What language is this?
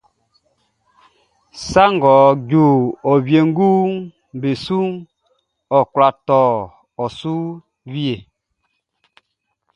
Baoulé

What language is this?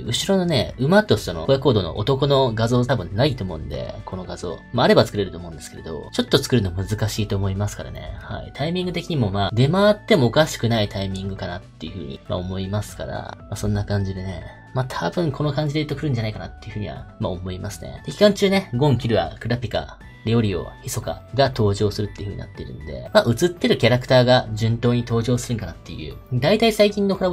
Japanese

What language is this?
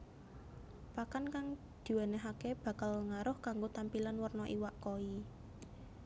Javanese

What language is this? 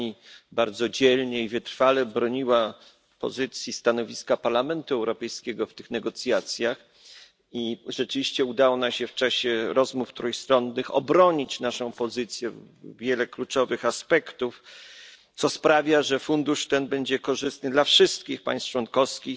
Polish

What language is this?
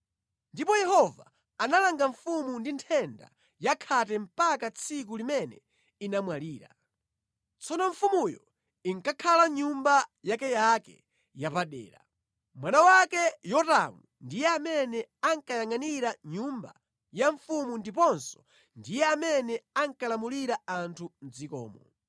Nyanja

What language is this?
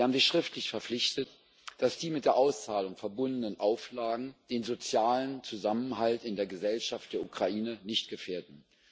German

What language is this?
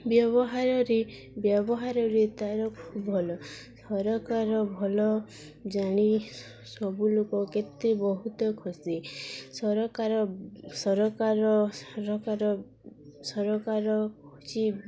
Odia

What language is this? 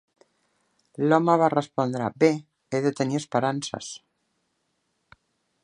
Catalan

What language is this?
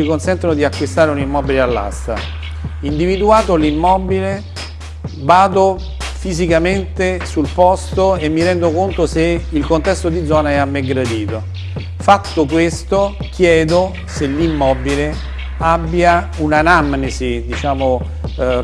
Italian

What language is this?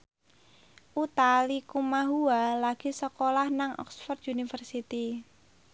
Javanese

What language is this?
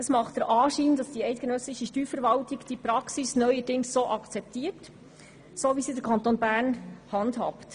Swiss German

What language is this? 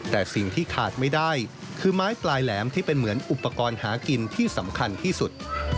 Thai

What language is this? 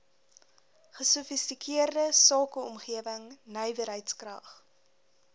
Afrikaans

